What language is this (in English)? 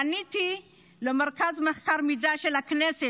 Hebrew